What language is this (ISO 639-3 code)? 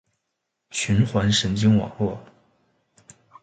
zho